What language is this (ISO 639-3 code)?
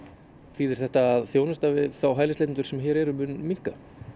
isl